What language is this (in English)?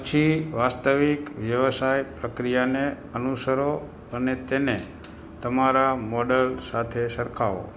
Gujarati